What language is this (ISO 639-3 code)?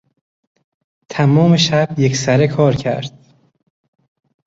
fas